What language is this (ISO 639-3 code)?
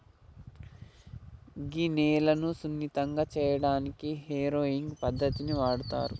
tel